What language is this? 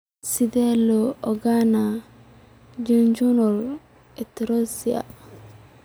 Somali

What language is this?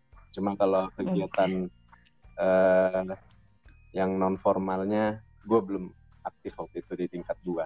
Indonesian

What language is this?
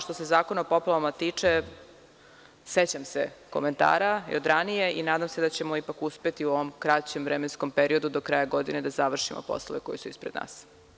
Serbian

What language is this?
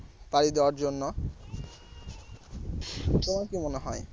Bangla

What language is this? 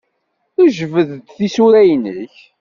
Kabyle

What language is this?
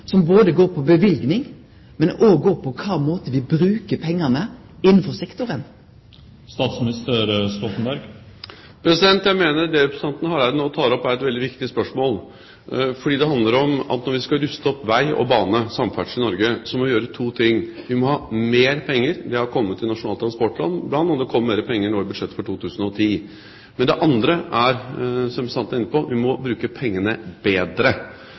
Norwegian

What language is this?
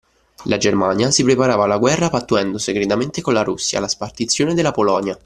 Italian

